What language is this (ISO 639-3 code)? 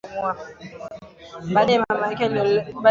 swa